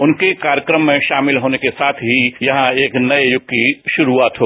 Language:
Hindi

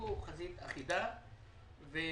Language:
Hebrew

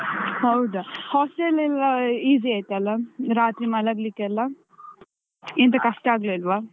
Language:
Kannada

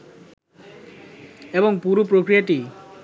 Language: Bangla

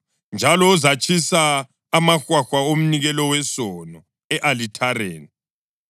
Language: North Ndebele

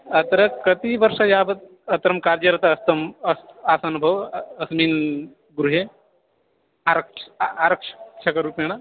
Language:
Sanskrit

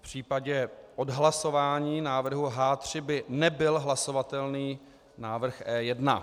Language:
Czech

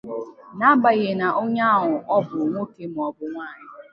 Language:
Igbo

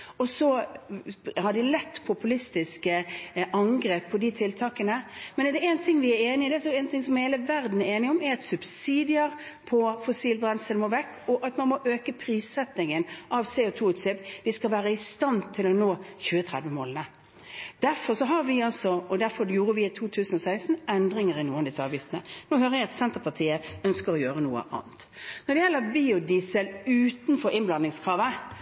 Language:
Norwegian Bokmål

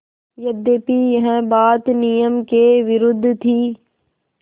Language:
Hindi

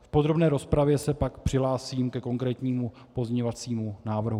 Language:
Czech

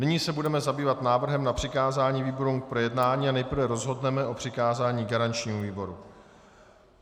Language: Czech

